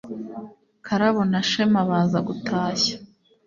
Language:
Kinyarwanda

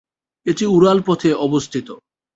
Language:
Bangla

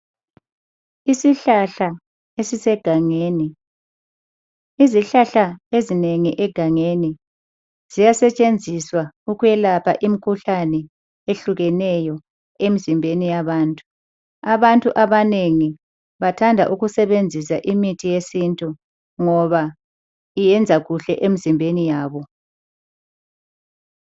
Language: North Ndebele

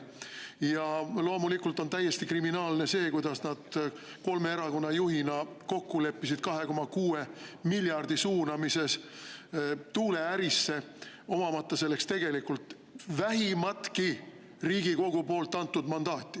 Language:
Estonian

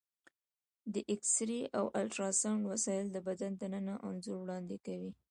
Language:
Pashto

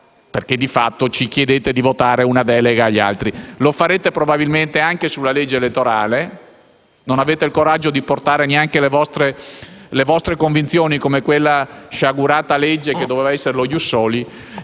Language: Italian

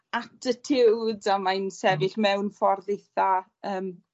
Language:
Welsh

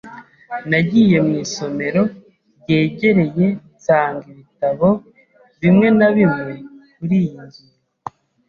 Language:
Kinyarwanda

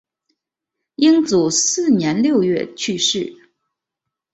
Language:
Chinese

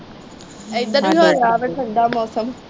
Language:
Punjabi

